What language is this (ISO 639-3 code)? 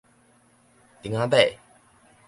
nan